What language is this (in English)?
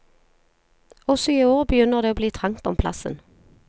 Norwegian